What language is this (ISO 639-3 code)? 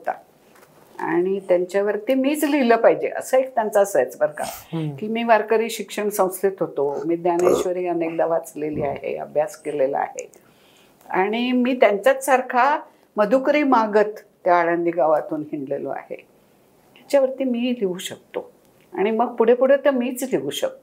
mar